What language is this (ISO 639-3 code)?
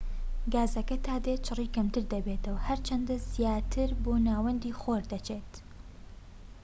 ckb